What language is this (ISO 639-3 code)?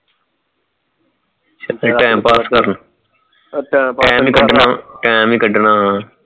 pan